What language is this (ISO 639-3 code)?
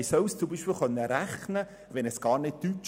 gsw